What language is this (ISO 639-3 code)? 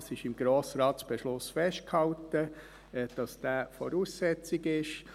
gsw